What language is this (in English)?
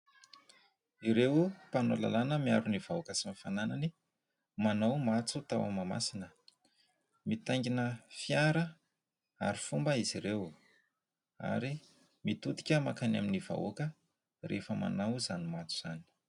Malagasy